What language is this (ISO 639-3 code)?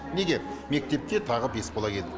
kaz